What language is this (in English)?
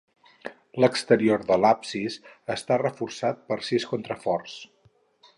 Catalan